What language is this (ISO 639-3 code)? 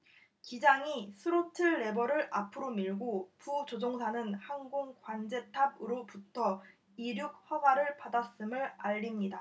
kor